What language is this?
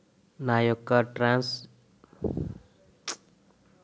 Telugu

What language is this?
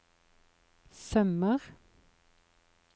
Norwegian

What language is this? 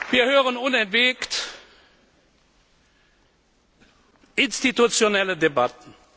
German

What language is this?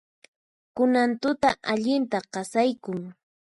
Puno Quechua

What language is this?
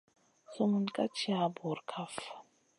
Masana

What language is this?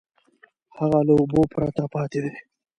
Pashto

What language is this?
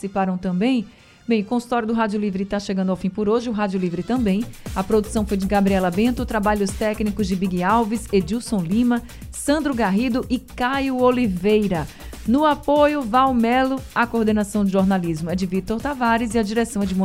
Portuguese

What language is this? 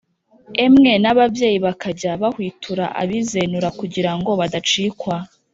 Kinyarwanda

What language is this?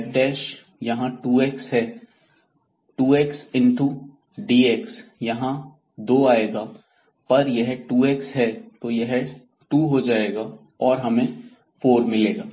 Hindi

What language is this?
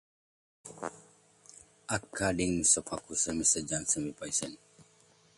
English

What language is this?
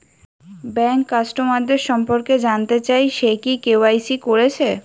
Bangla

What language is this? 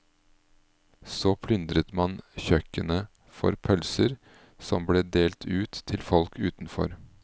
Norwegian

